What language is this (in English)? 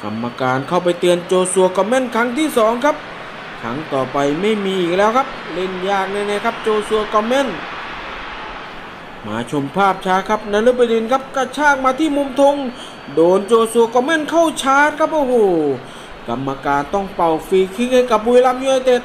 Thai